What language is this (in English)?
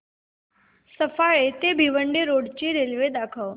Marathi